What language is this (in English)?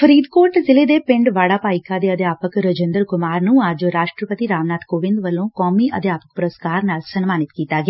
Punjabi